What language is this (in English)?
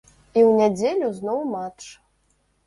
Belarusian